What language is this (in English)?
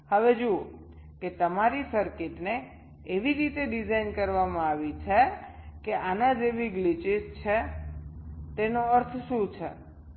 Gujarati